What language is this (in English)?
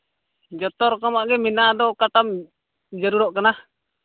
Santali